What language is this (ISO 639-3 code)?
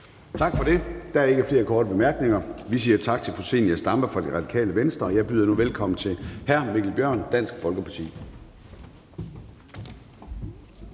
dan